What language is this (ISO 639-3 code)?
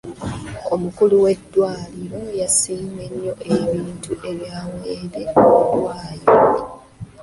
lug